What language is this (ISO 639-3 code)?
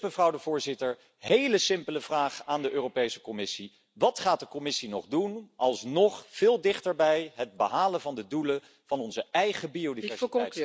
nld